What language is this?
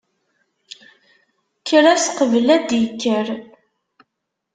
Kabyle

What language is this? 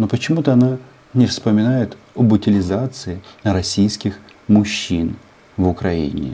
Russian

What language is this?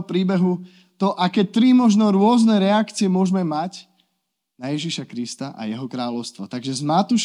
Slovak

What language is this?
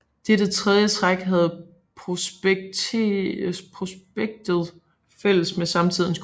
Danish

